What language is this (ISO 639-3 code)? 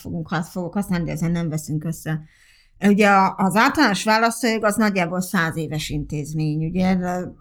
hun